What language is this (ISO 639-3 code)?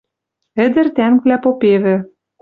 mrj